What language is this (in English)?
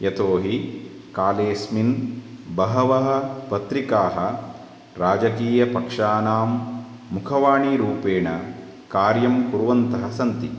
Sanskrit